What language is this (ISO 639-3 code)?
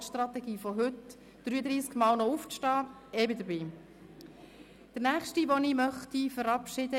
gsw